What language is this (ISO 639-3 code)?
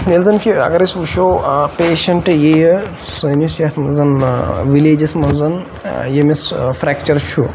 kas